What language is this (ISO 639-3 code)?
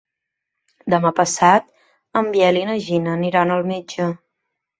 cat